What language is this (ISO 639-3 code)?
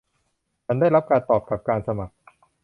tha